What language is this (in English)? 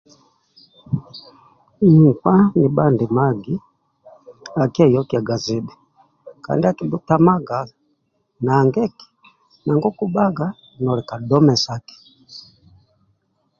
Amba (Uganda)